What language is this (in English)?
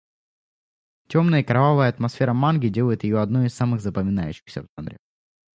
Russian